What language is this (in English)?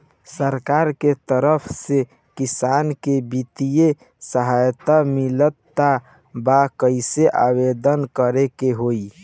Bhojpuri